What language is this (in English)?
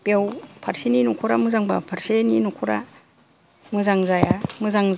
Bodo